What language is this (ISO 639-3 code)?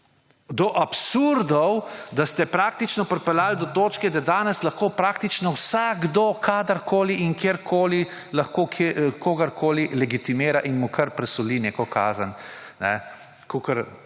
slv